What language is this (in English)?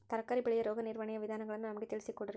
Kannada